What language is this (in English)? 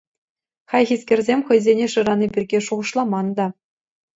Chuvash